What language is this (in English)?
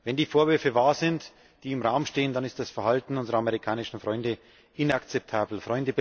German